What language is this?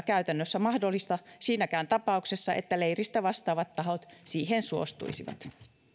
Finnish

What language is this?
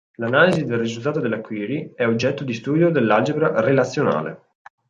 Italian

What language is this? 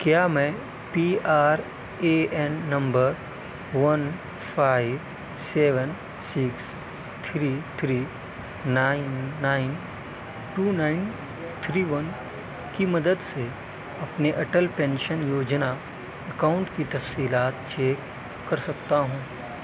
Urdu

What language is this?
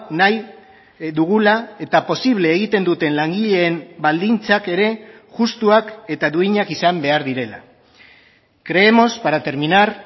Basque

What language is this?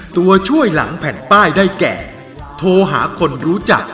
Thai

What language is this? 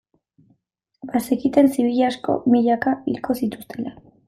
Basque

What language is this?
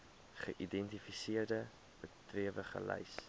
Afrikaans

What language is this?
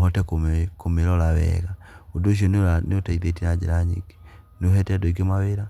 Kikuyu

